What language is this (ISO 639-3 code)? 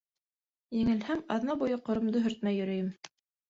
bak